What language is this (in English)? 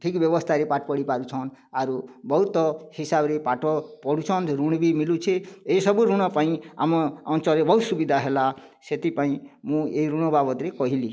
Odia